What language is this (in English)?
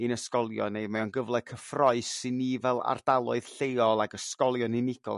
Welsh